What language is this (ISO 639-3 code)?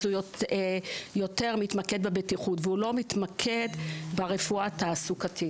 heb